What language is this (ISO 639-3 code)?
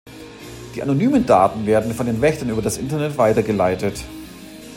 deu